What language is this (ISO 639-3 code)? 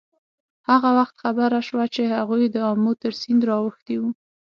pus